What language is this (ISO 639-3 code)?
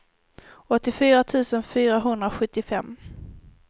swe